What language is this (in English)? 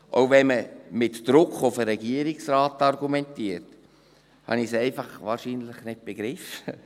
Swiss German